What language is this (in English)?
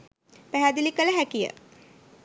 Sinhala